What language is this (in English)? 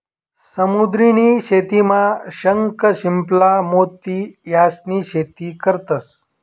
Marathi